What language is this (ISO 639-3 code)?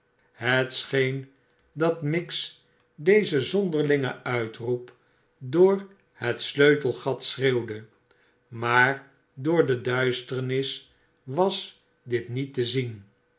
nld